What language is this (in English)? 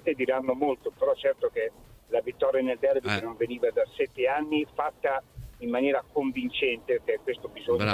Italian